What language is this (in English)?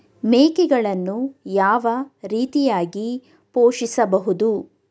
Kannada